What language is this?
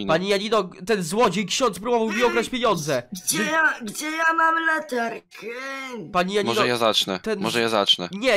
Polish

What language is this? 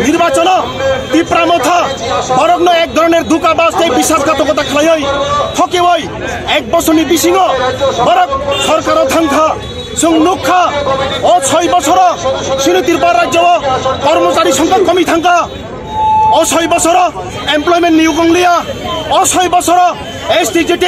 Korean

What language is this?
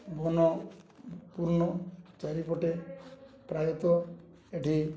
Odia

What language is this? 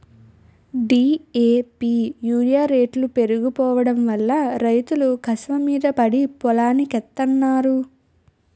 Telugu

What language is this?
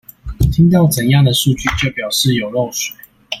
Chinese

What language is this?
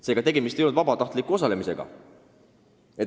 Estonian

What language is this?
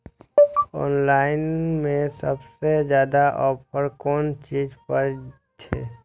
Maithili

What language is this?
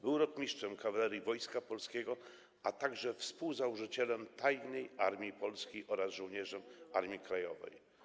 Polish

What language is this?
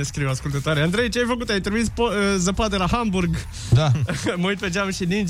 Romanian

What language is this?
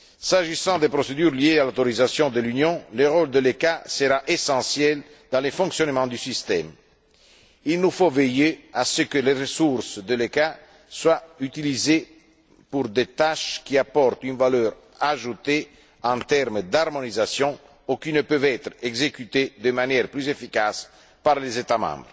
French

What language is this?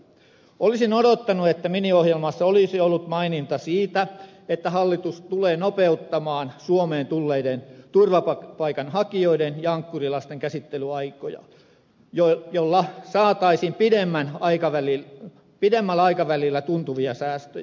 Finnish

